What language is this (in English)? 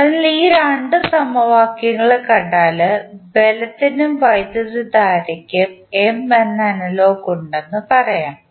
Malayalam